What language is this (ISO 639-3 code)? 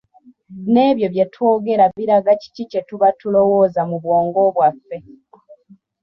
lug